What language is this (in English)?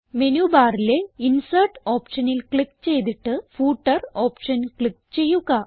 Malayalam